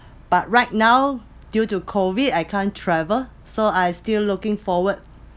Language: English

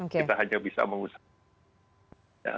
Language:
Indonesian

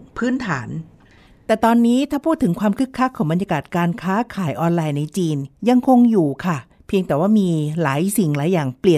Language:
Thai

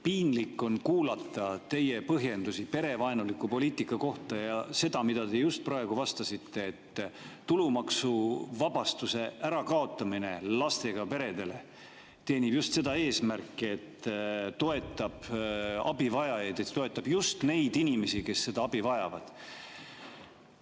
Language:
Estonian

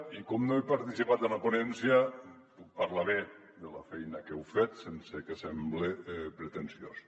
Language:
Catalan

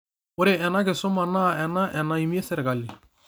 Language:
Masai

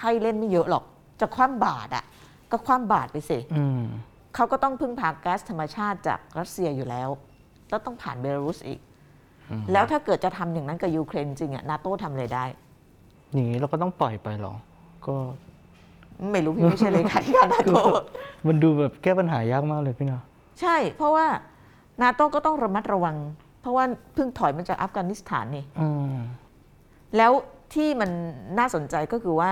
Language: Thai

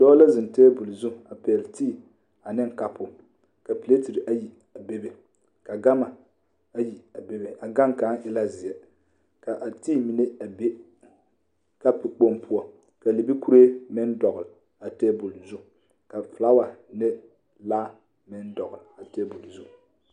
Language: Southern Dagaare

